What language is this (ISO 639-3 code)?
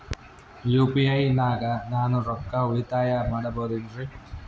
kan